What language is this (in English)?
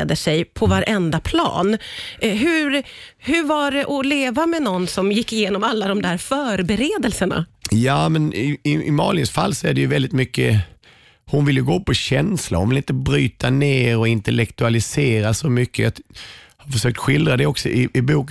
Swedish